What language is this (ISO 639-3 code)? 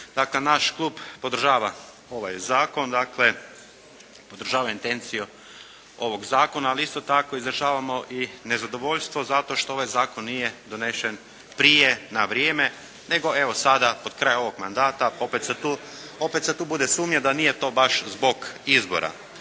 hrv